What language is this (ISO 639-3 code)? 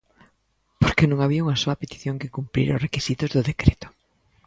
glg